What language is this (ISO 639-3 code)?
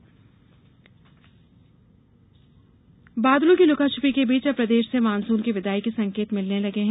hin